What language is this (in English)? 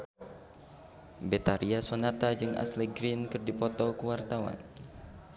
Sundanese